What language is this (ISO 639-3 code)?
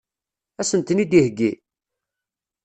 kab